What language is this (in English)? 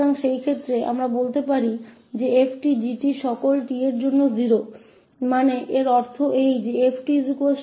Hindi